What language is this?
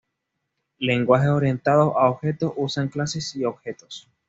Spanish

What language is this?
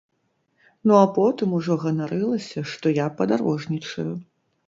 Belarusian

